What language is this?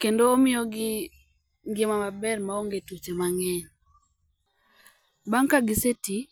Luo (Kenya and Tanzania)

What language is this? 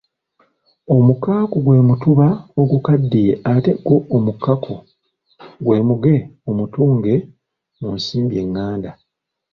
Ganda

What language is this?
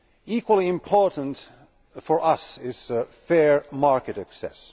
English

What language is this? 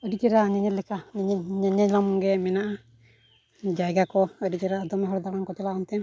Santali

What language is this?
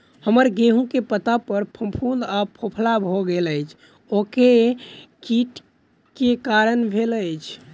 Maithili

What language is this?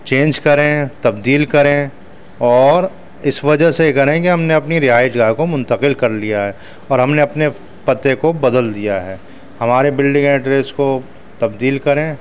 Urdu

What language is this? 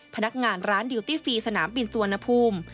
Thai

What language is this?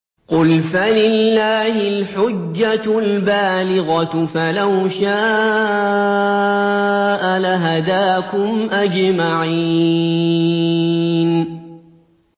Arabic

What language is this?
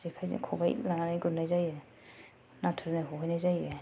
Bodo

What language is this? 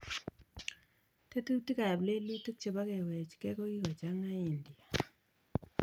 Kalenjin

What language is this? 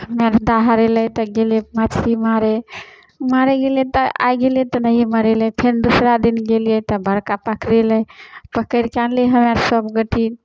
Maithili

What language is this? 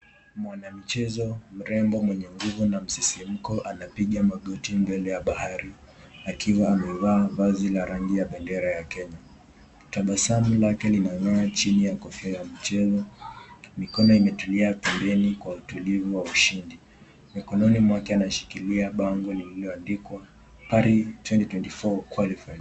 Swahili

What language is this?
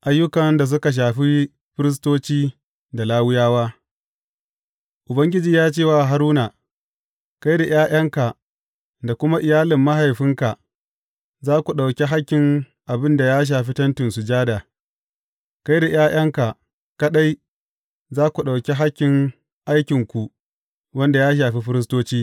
Hausa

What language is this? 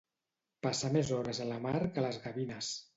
Catalan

